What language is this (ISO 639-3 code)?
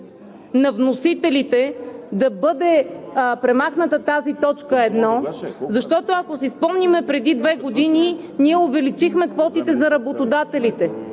bul